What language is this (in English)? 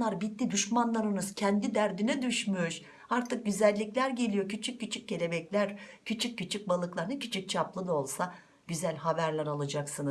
Turkish